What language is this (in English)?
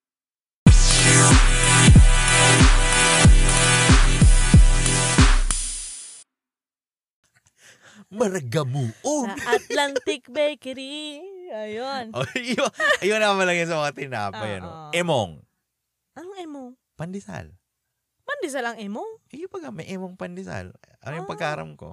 Filipino